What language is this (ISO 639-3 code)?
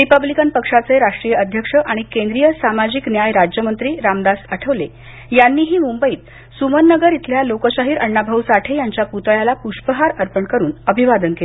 mar